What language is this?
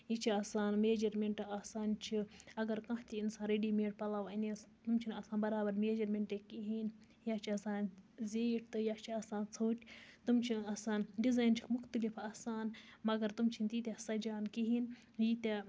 Kashmiri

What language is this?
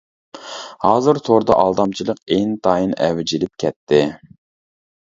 Uyghur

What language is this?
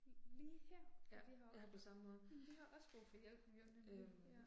Danish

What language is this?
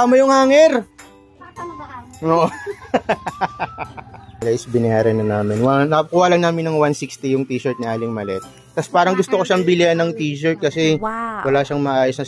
Filipino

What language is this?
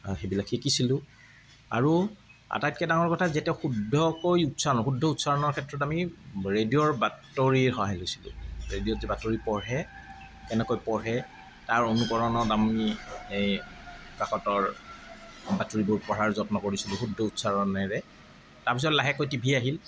Assamese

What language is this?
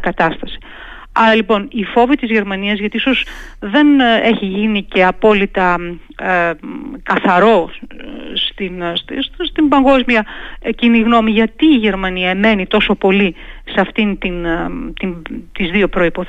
Greek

